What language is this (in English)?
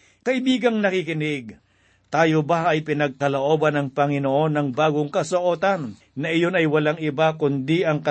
Filipino